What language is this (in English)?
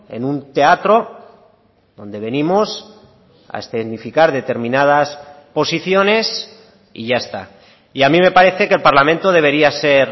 Spanish